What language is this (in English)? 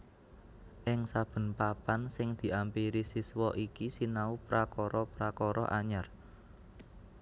Javanese